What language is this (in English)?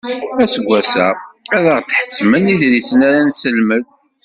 Kabyle